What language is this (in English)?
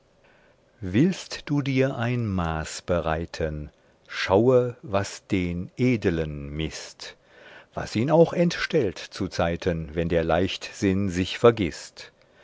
German